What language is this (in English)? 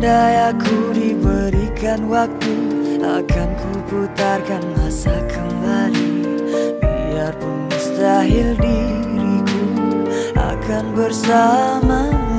Indonesian